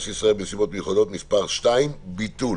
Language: Hebrew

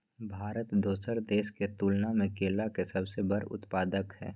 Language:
Maithili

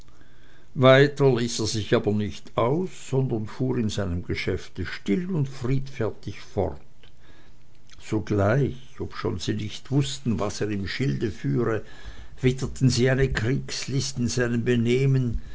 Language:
German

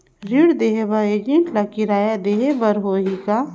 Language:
Chhattisgarhi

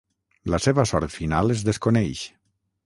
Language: Catalan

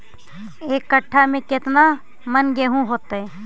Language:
Magahi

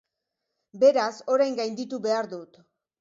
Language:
Basque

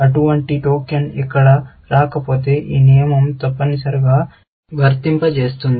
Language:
Telugu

